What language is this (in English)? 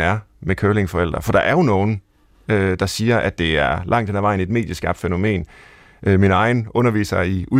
Danish